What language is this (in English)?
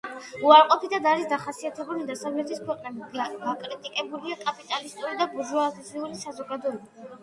Georgian